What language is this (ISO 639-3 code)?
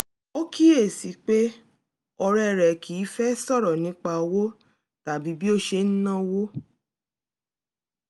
yor